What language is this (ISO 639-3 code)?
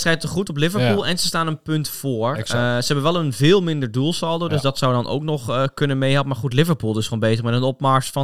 nld